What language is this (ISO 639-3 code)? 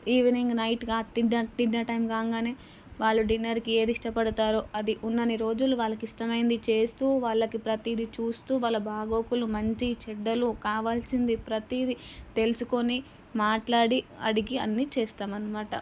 tel